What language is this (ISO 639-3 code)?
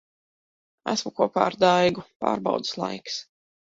lav